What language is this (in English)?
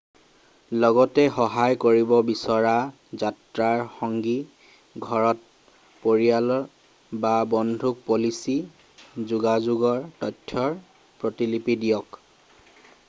Assamese